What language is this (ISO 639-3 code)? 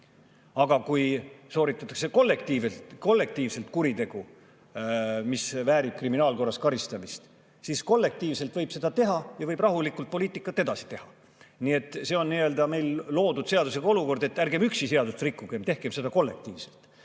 est